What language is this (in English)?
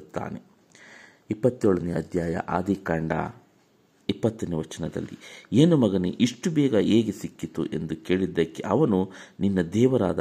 Kannada